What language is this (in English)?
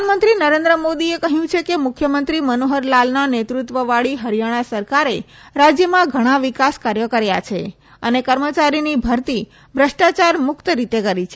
Gujarati